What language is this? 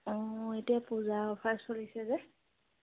Assamese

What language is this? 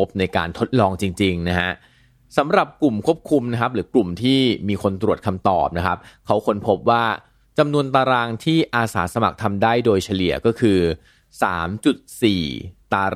Thai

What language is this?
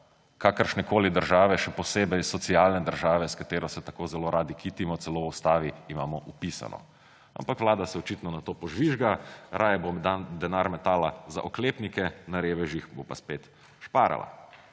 Slovenian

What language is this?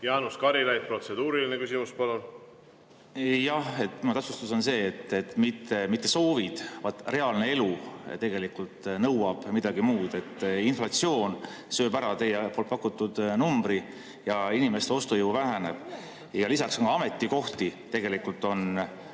Estonian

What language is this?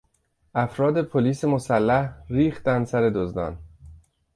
Persian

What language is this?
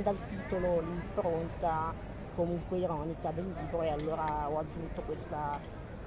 Italian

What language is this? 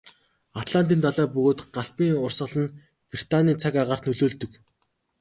Mongolian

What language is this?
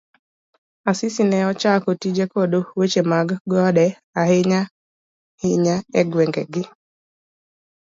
Luo (Kenya and Tanzania)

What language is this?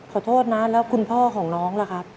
Thai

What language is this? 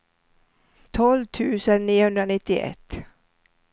Swedish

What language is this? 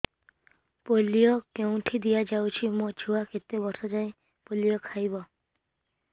Odia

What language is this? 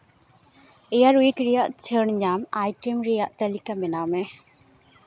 Santali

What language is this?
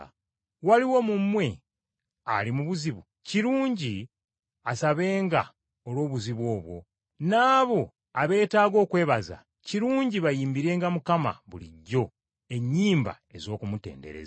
Ganda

